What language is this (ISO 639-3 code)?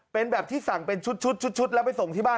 tha